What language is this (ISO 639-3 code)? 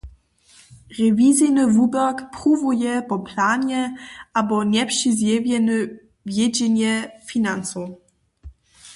hsb